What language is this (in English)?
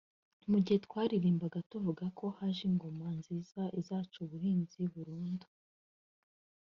Kinyarwanda